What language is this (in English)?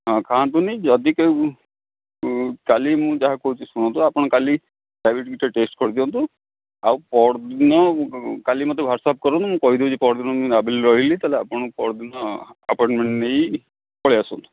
Odia